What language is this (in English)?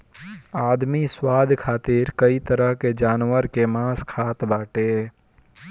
Bhojpuri